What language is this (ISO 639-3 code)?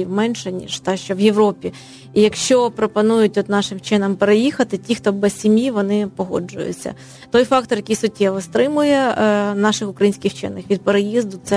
ukr